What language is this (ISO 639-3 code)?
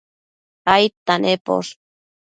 mcf